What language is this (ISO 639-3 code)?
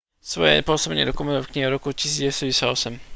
slk